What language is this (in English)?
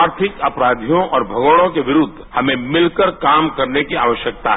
Hindi